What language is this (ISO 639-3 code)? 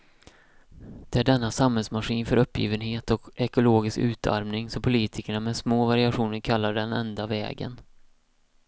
swe